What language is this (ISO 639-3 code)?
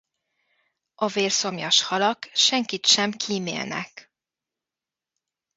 hun